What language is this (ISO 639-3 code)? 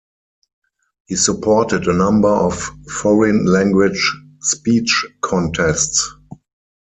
eng